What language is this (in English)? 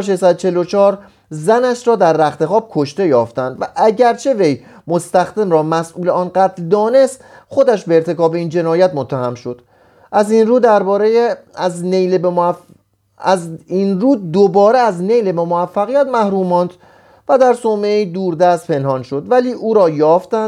Persian